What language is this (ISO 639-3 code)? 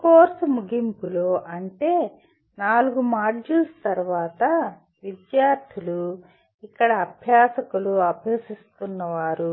tel